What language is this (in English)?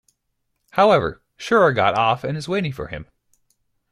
English